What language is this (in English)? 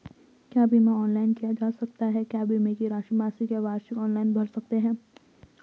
Hindi